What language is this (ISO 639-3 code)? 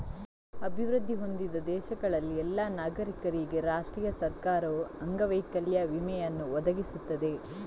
kan